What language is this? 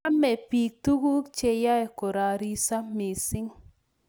Kalenjin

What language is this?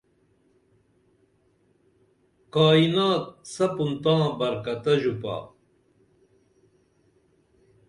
Dameli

